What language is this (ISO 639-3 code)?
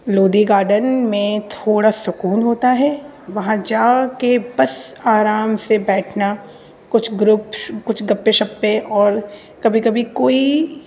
urd